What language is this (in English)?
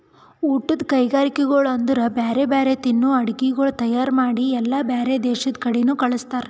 Kannada